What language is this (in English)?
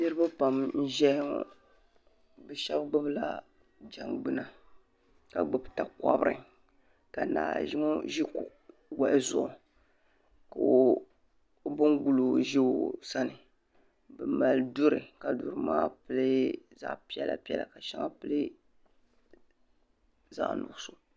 Dagbani